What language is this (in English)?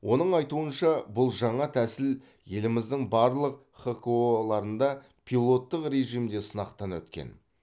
Kazakh